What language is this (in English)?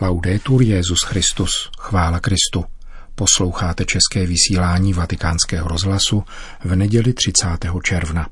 Czech